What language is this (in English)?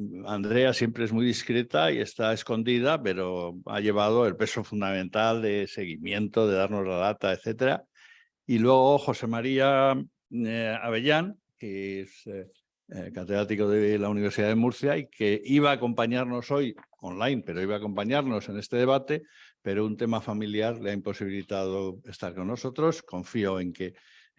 Spanish